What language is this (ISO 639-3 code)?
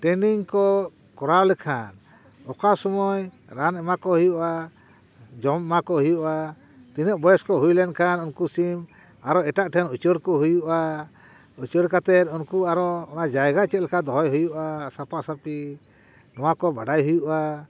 sat